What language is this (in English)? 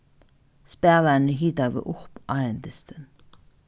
Faroese